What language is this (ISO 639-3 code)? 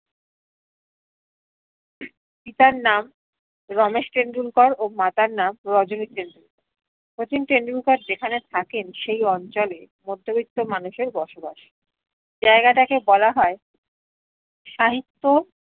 ben